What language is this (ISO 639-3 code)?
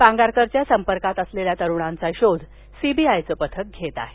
mar